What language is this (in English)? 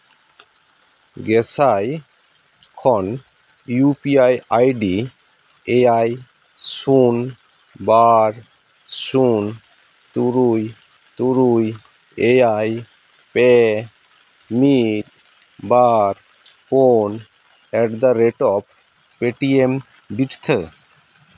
Santali